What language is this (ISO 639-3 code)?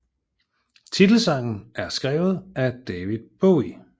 dan